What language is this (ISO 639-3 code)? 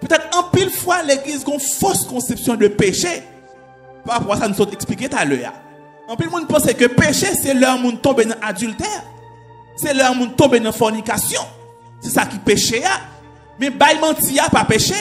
fra